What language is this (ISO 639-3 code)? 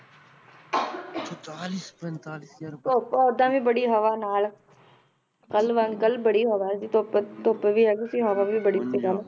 pan